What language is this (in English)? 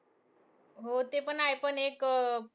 Marathi